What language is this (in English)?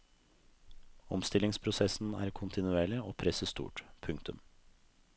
Norwegian